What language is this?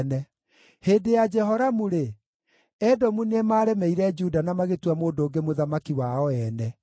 Kikuyu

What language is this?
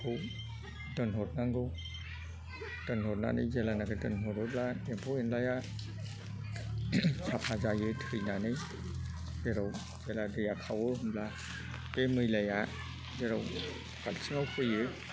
Bodo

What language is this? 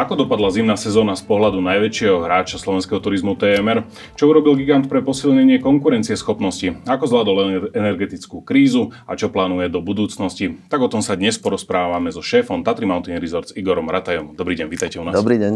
Slovak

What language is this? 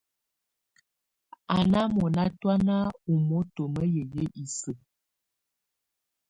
Tunen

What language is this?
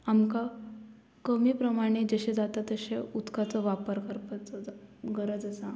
Konkani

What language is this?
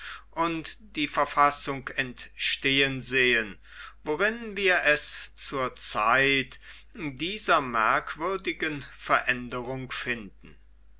German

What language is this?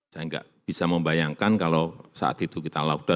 Indonesian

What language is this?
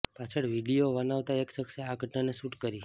Gujarati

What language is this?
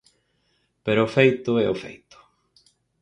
Galician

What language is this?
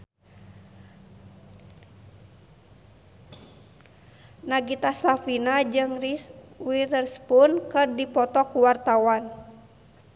Sundanese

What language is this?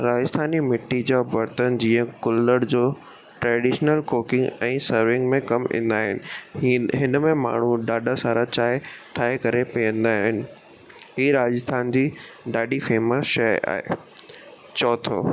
Sindhi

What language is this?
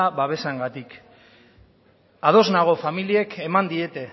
Basque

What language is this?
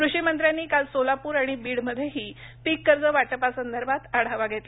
Marathi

